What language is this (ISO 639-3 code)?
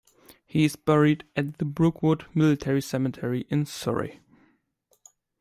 eng